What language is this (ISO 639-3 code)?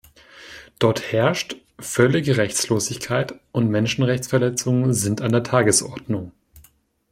deu